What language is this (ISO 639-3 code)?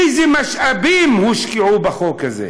heb